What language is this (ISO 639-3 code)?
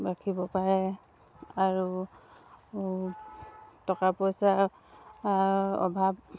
asm